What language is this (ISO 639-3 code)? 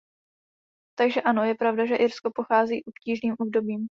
ces